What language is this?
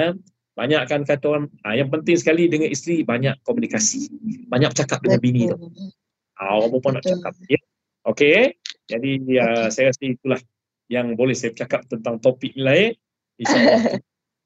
Malay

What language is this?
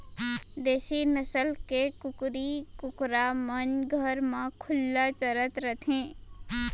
Chhattisgarhi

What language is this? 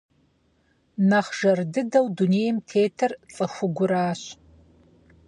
Kabardian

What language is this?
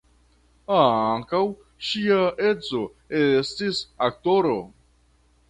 Esperanto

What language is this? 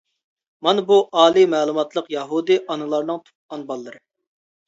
Uyghur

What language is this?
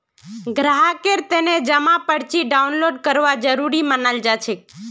Magahi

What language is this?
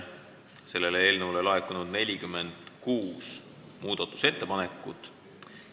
Estonian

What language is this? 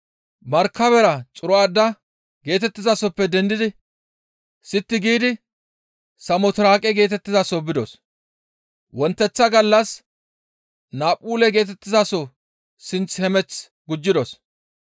Gamo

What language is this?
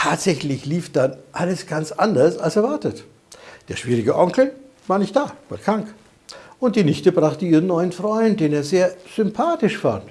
German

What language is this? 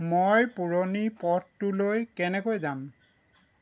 Assamese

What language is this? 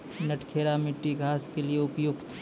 Maithili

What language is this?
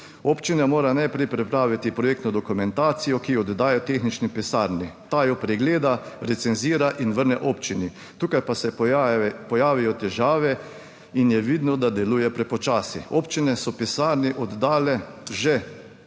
Slovenian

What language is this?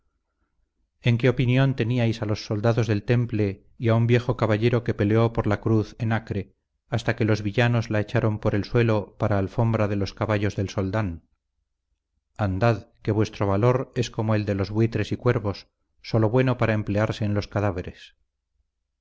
Spanish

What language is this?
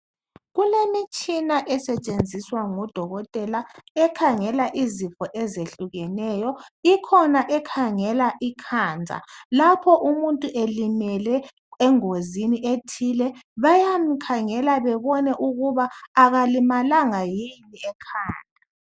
North Ndebele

